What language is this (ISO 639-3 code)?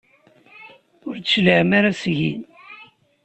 kab